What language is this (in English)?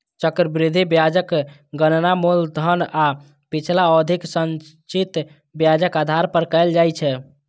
Maithili